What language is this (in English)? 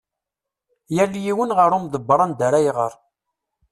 Kabyle